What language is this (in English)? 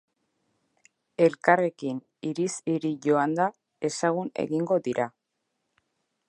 Basque